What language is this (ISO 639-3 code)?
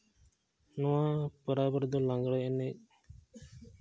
sat